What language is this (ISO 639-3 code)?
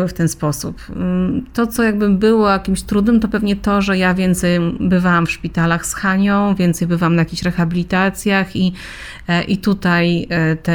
pol